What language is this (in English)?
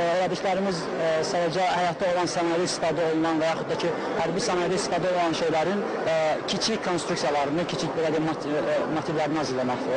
Turkish